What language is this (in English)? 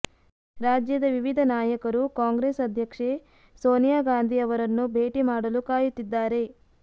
Kannada